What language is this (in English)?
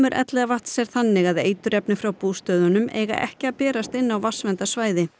Icelandic